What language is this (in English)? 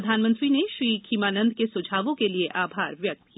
Hindi